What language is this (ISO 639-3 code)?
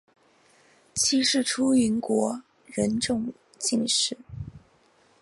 zho